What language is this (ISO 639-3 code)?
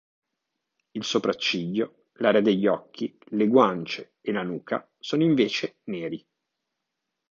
ita